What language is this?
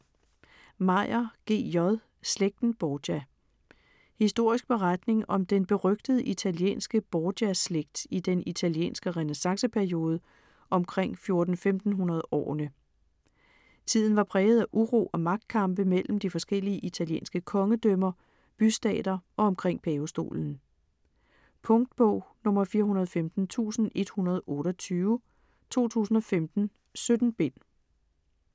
Danish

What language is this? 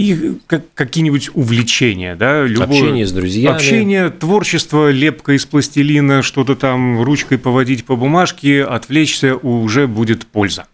Russian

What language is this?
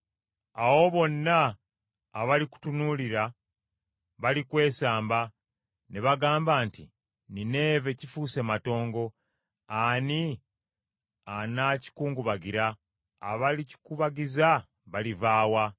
Ganda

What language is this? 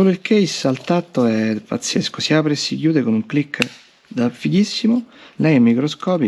Italian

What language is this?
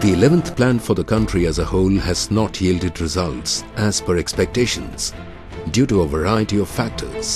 English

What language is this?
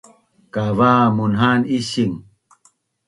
Bunun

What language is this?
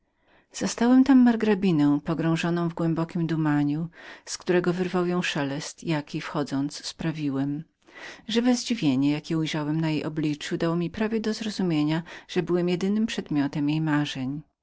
Polish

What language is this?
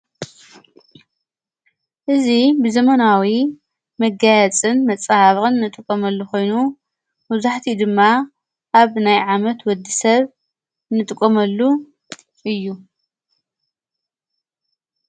Tigrinya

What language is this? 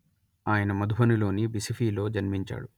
Telugu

